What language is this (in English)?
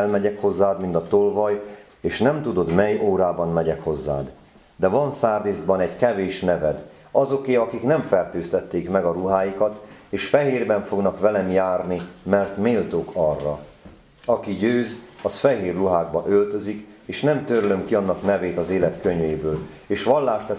Hungarian